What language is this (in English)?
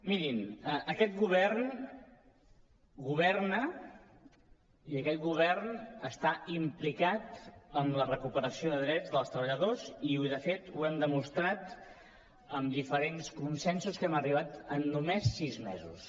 Catalan